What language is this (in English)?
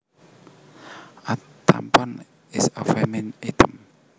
Javanese